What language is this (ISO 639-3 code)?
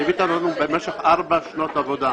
heb